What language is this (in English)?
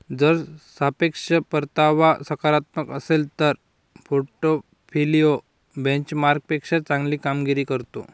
Marathi